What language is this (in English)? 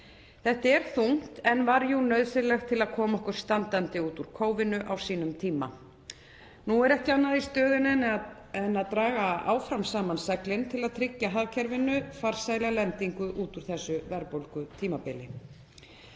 Icelandic